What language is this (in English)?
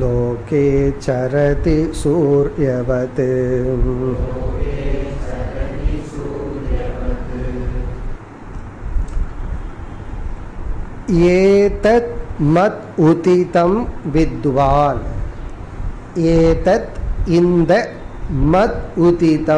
Hindi